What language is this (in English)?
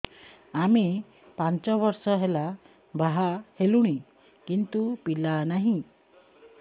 Odia